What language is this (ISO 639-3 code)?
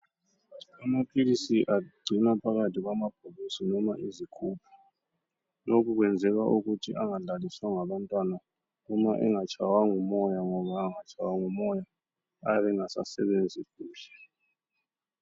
nde